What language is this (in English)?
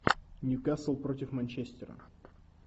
Russian